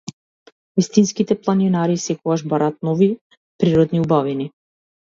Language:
Macedonian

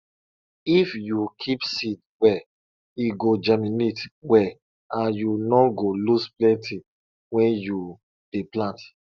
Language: Nigerian Pidgin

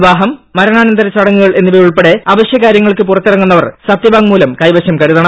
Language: Malayalam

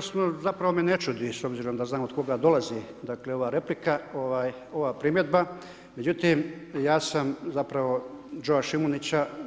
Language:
Croatian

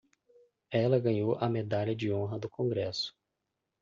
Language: Portuguese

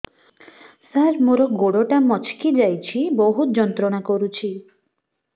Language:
Odia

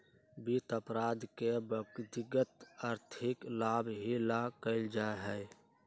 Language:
Magahi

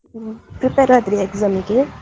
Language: Kannada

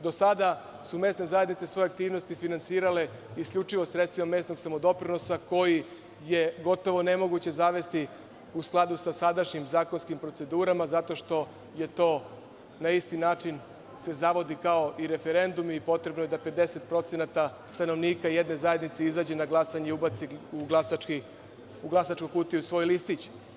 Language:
Serbian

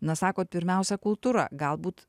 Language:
Lithuanian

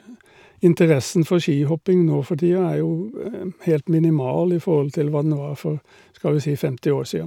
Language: Norwegian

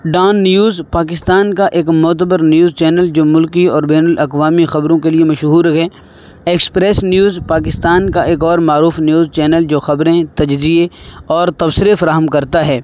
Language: Urdu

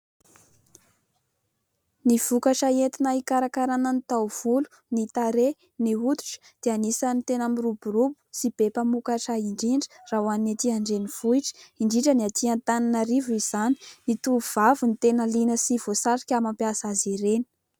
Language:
Malagasy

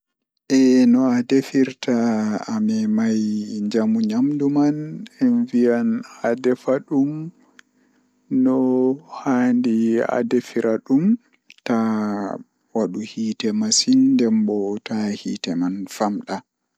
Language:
Fula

